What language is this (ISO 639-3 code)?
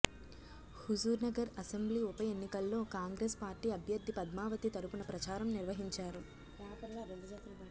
tel